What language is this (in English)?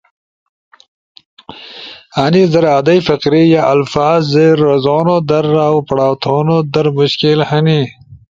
Ushojo